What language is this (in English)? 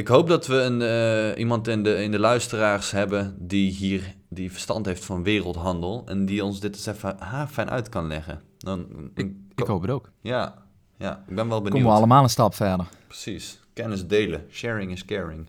Dutch